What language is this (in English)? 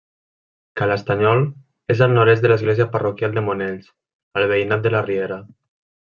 Catalan